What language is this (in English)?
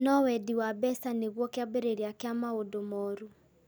Kikuyu